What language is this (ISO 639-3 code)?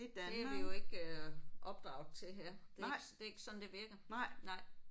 dan